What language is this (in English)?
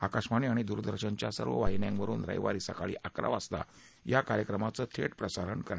Marathi